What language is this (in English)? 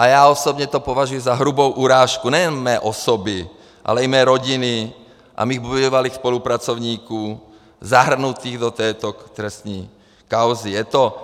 Czech